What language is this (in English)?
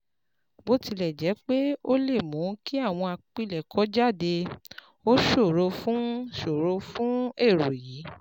Yoruba